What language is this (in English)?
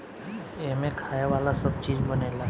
Bhojpuri